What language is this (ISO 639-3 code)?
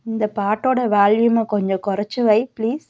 tam